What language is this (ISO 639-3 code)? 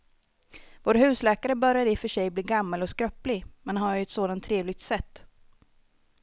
swe